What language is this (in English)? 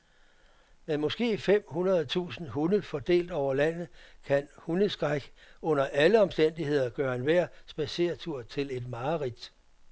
Danish